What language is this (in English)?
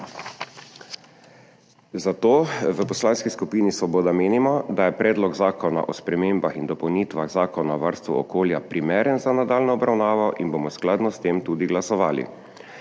Slovenian